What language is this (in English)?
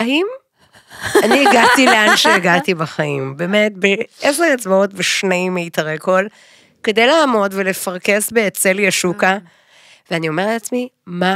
Hebrew